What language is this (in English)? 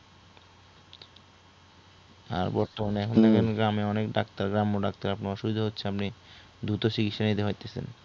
Bangla